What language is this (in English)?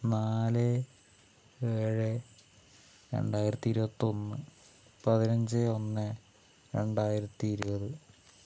Malayalam